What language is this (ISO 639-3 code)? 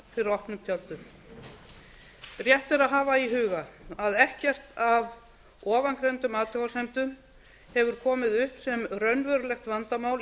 isl